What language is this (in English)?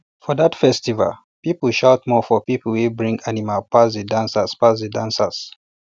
Nigerian Pidgin